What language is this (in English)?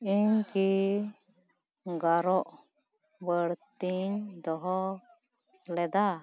Santali